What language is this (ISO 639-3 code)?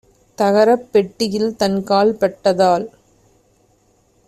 tam